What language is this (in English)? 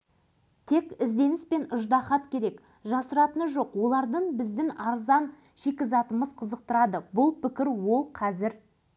Kazakh